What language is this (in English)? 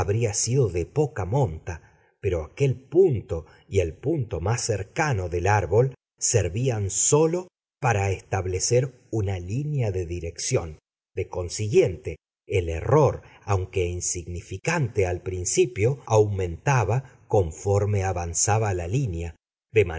Spanish